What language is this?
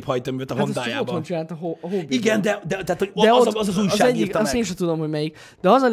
Hungarian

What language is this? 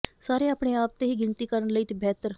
Punjabi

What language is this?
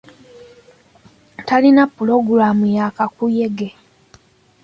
Ganda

